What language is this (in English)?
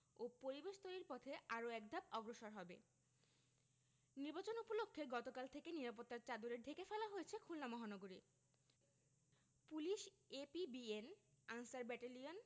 Bangla